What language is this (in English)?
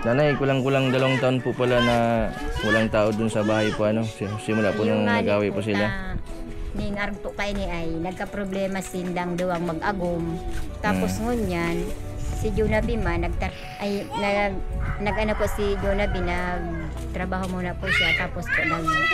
Filipino